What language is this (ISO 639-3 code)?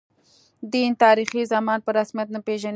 pus